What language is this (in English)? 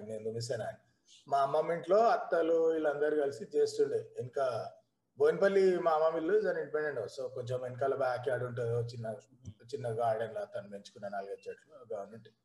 Telugu